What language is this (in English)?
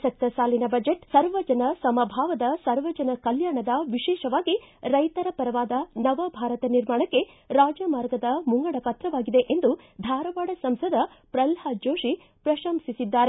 Kannada